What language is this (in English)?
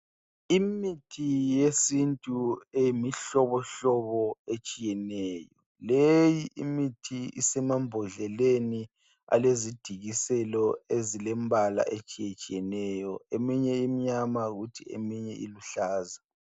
North Ndebele